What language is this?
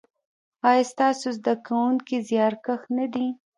Pashto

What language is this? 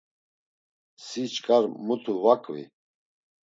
Laz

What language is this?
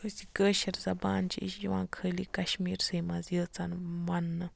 Kashmiri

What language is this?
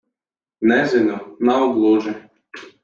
Latvian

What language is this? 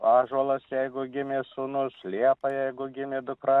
Lithuanian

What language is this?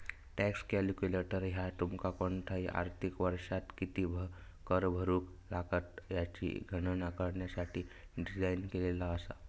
Marathi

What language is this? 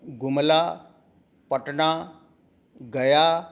Sanskrit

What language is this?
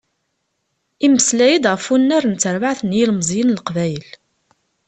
Kabyle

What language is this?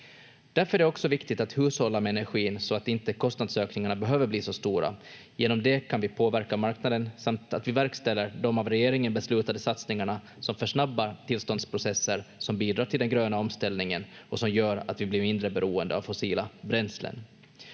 Finnish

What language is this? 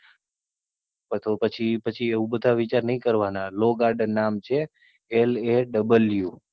Gujarati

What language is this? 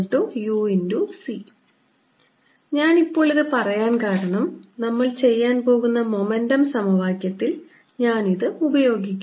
Malayalam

